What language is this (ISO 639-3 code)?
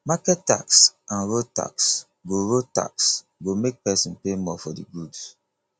pcm